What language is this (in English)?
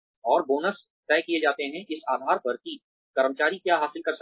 Hindi